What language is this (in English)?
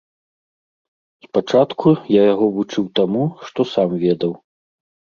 Belarusian